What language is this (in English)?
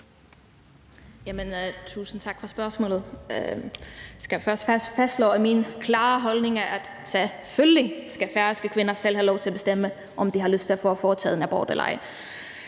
Danish